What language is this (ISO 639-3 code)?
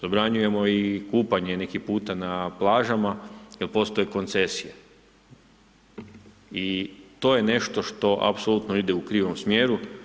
hrv